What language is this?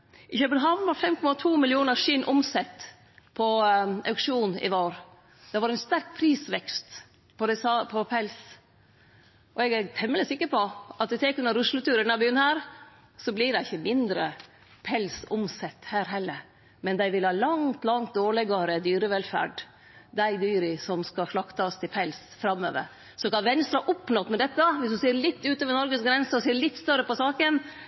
Norwegian Nynorsk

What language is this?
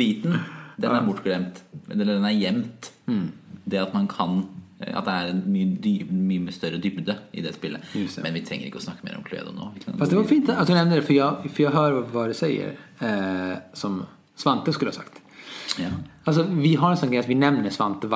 Swedish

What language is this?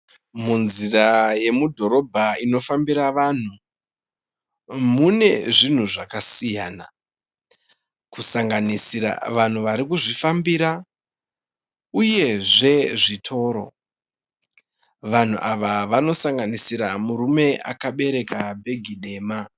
Shona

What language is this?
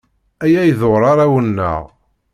Kabyle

